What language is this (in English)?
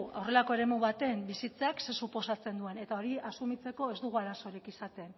Basque